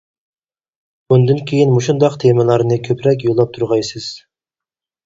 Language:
Uyghur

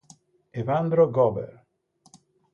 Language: Italian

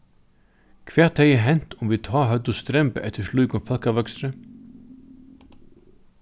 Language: Faroese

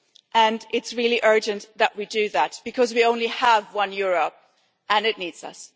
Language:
English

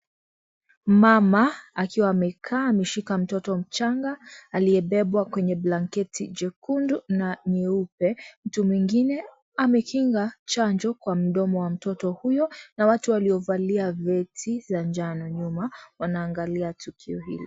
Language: Swahili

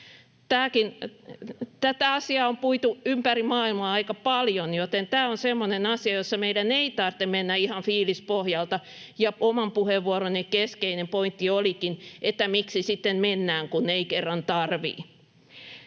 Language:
Finnish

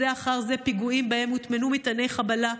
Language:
Hebrew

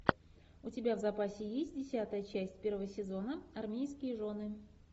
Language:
Russian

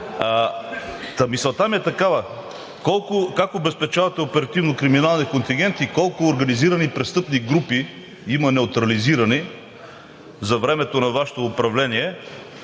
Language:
Bulgarian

